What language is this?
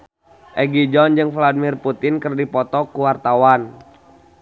Sundanese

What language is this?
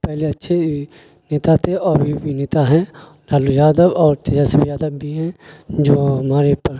Urdu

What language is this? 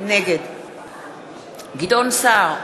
Hebrew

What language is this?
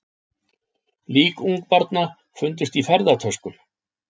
Icelandic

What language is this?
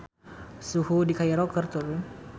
Sundanese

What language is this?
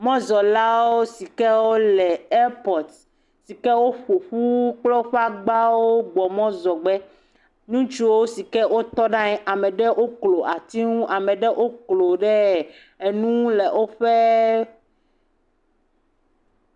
Ewe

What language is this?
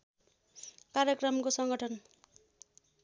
Nepali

